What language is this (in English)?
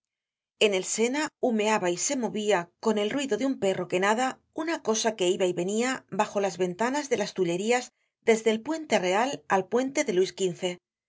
Spanish